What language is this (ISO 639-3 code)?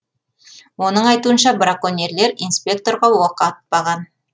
kaz